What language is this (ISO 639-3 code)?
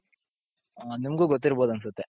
kan